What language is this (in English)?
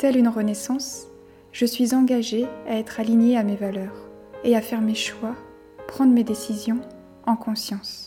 French